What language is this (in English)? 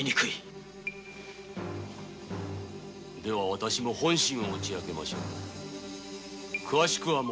Japanese